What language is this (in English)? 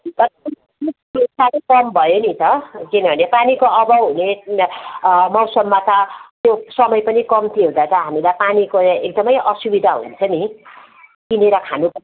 Nepali